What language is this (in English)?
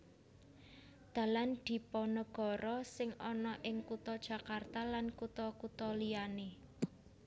Javanese